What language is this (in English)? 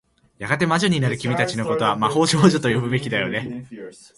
Japanese